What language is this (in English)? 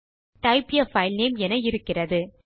Tamil